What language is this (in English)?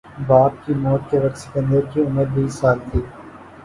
Urdu